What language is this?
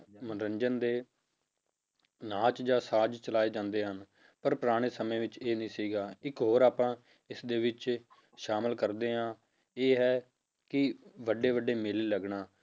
Punjabi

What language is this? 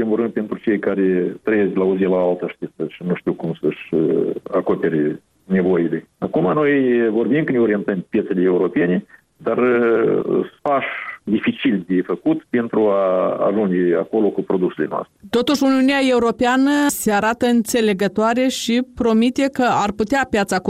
Romanian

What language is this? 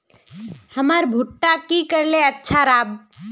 Magahi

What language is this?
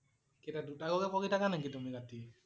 Assamese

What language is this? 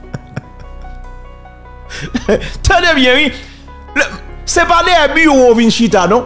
French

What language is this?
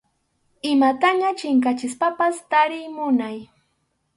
Arequipa-La Unión Quechua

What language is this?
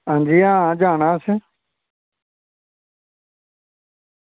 Dogri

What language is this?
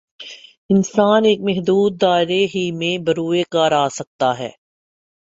Urdu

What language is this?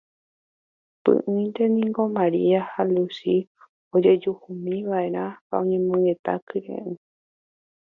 Guarani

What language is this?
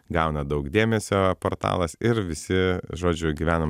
Lithuanian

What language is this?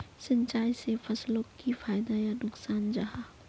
Magahi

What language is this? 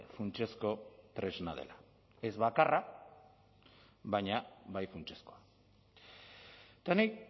Basque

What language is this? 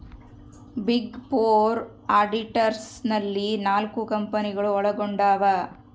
Kannada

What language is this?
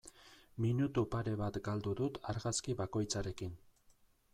Basque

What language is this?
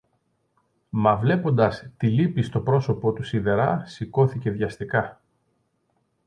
Greek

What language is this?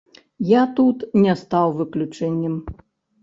Belarusian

